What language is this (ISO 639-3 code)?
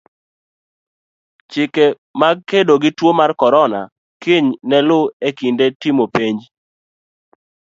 luo